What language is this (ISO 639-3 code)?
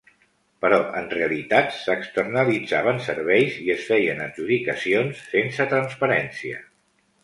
cat